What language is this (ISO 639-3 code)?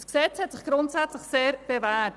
gsw